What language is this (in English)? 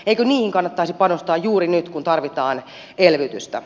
Finnish